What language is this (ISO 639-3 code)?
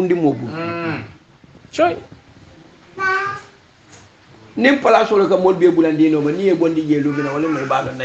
ara